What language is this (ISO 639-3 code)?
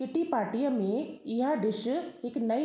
snd